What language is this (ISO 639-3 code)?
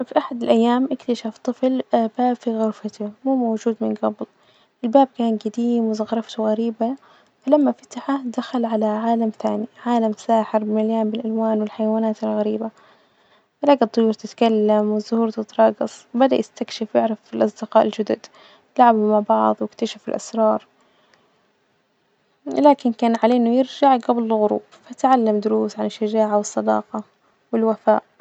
ars